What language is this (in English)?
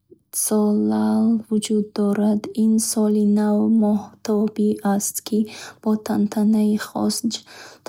Bukharic